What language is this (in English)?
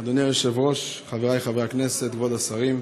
Hebrew